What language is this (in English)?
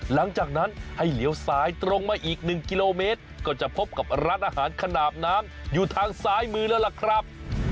Thai